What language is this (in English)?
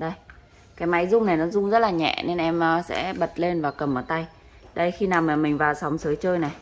Vietnamese